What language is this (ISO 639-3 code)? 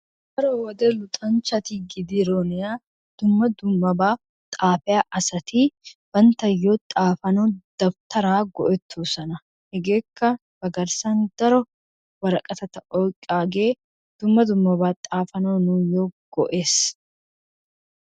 wal